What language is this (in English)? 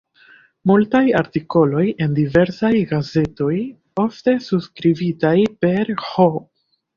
Esperanto